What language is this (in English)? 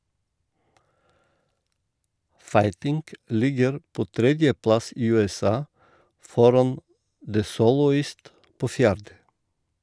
Norwegian